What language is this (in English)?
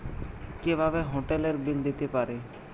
Bangla